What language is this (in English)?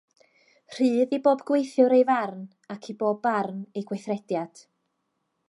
Welsh